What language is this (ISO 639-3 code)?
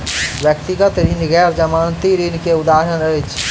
mai